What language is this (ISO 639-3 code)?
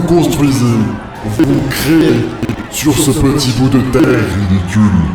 fra